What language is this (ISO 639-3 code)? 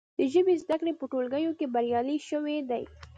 pus